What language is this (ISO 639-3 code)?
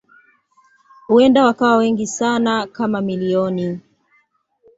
swa